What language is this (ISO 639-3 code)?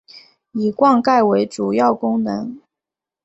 zho